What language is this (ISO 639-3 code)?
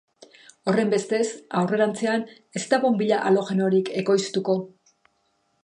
eus